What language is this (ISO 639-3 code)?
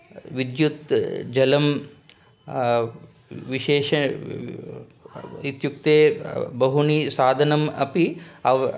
san